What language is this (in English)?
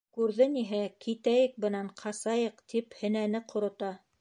Bashkir